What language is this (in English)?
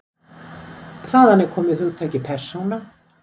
Icelandic